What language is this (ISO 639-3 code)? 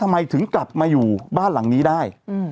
tha